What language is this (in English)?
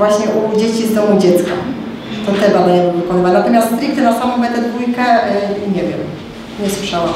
Polish